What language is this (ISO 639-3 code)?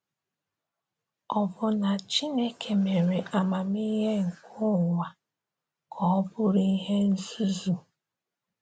ibo